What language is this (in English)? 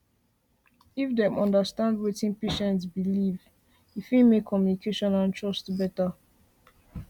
Nigerian Pidgin